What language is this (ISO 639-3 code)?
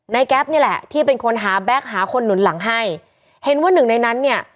tha